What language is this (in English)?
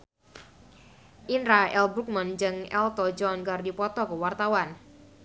Sundanese